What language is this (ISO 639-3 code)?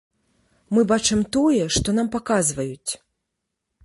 bel